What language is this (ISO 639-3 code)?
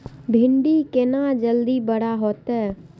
mai